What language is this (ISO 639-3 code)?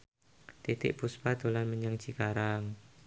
jav